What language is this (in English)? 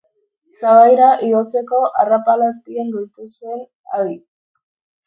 Basque